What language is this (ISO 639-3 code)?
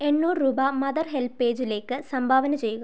mal